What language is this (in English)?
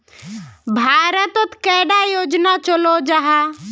Magahi